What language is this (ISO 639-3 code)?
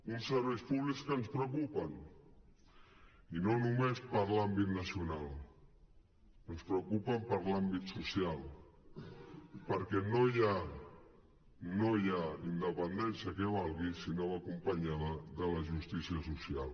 cat